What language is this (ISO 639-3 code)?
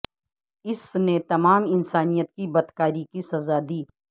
urd